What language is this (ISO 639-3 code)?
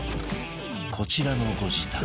jpn